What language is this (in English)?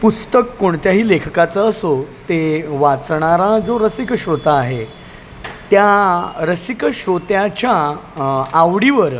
Marathi